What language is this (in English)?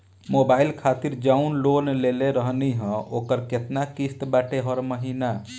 Bhojpuri